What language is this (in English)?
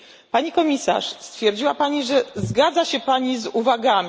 Polish